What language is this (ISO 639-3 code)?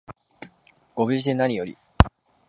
jpn